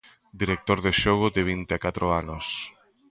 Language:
Galician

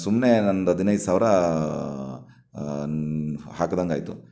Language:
Kannada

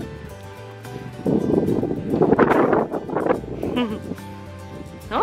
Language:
Polish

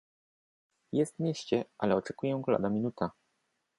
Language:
Polish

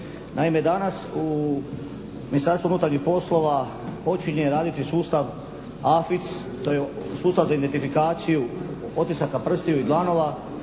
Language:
Croatian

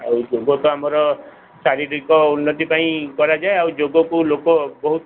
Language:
Odia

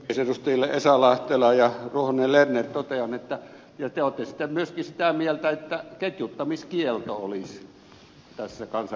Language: Finnish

